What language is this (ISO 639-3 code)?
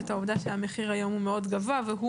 heb